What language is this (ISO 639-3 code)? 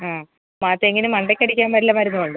mal